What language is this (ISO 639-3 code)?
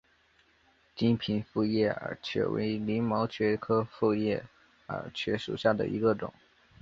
zho